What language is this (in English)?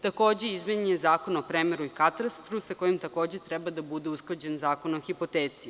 Serbian